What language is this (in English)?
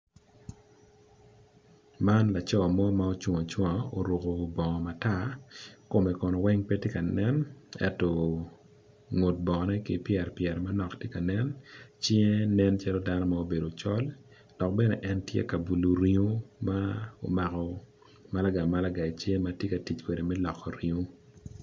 Acoli